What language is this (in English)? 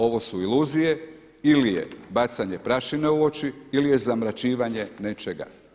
Croatian